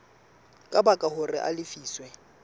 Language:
Southern Sotho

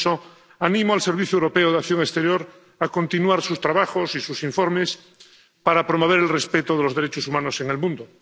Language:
Spanish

